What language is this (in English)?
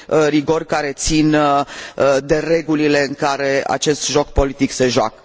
Romanian